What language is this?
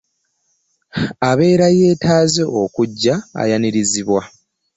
Ganda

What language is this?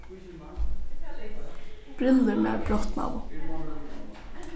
Faroese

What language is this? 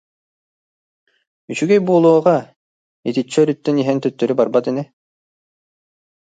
Yakut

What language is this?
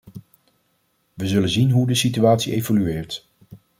Dutch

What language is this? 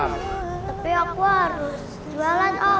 Indonesian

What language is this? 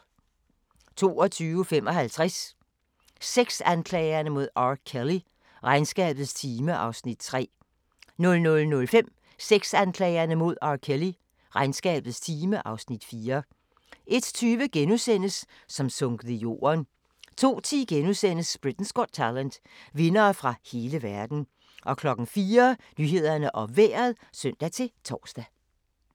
Danish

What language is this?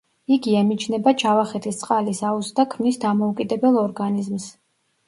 Georgian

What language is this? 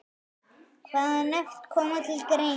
Icelandic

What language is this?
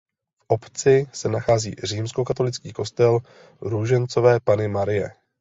Czech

